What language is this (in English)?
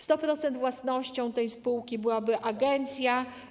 Polish